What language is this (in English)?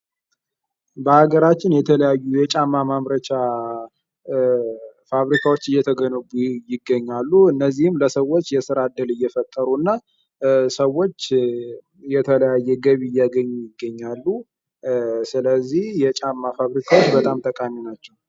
Amharic